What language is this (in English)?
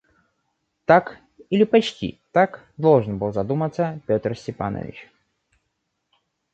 Russian